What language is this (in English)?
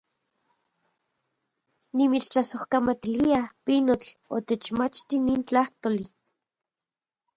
Central Puebla Nahuatl